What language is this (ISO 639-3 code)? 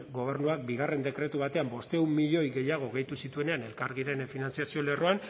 eus